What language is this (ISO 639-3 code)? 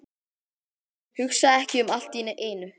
isl